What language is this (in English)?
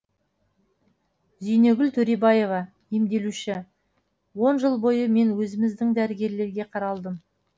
Kazakh